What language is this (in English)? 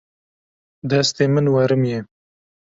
Kurdish